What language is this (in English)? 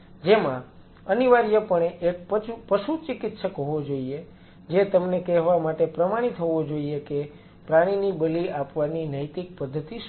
Gujarati